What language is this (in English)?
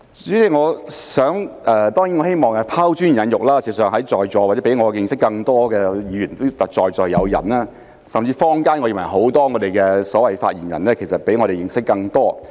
Cantonese